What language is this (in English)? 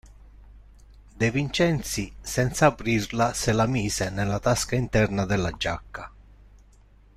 Italian